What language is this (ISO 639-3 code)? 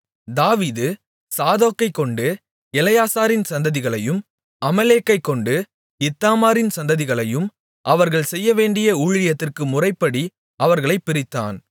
tam